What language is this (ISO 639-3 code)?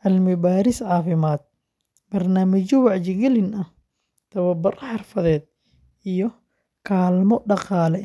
som